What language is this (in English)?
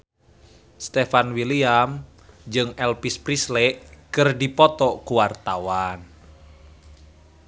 Sundanese